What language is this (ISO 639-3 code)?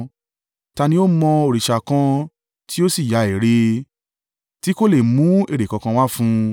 yor